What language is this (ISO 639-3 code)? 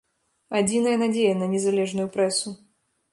bel